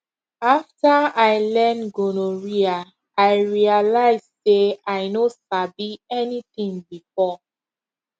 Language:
Nigerian Pidgin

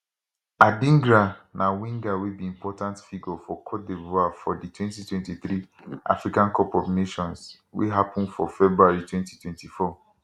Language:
Nigerian Pidgin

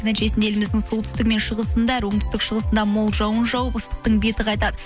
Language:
Kazakh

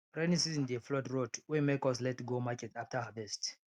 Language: Nigerian Pidgin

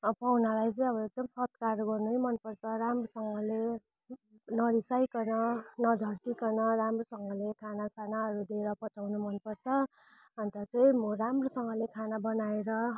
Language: Nepali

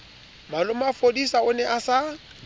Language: Southern Sotho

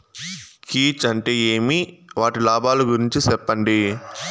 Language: Telugu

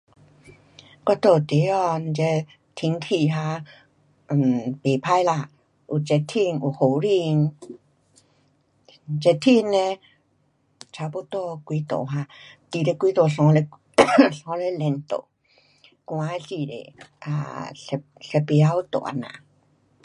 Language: Pu-Xian Chinese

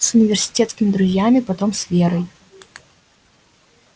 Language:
Russian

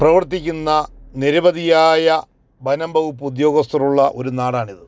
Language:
Malayalam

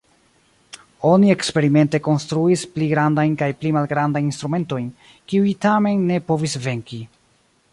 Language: Esperanto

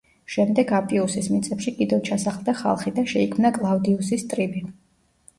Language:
Georgian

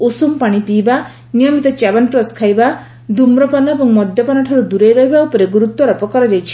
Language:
Odia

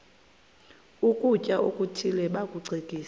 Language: Xhosa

